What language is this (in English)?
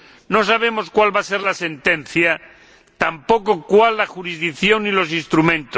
Spanish